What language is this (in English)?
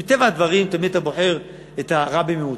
Hebrew